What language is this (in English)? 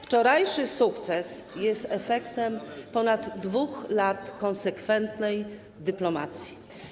Polish